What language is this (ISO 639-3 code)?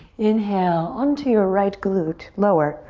eng